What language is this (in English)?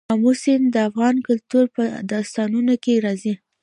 Pashto